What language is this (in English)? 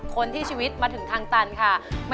Thai